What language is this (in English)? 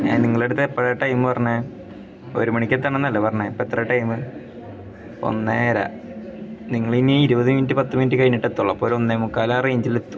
Malayalam